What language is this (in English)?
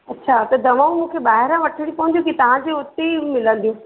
Sindhi